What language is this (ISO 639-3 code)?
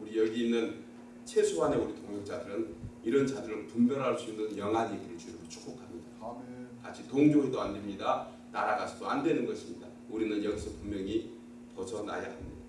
kor